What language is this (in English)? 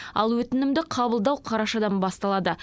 Kazakh